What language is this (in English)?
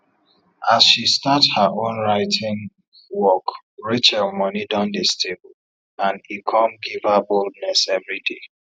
Nigerian Pidgin